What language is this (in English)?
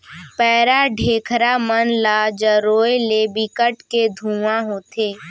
Chhattisgarhi